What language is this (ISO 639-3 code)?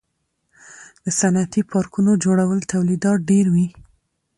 pus